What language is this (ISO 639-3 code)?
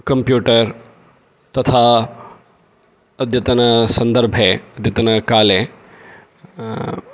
san